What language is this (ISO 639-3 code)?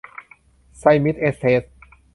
tha